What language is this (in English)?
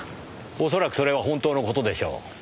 Japanese